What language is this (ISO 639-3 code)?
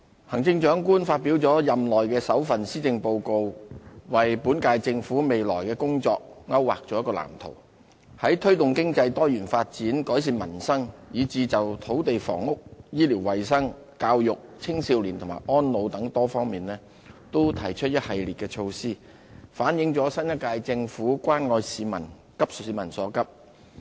yue